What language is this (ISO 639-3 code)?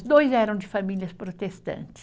por